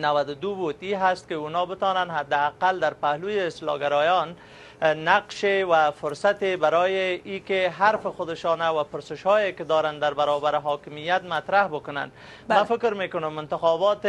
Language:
Persian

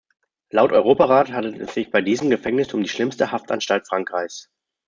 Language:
German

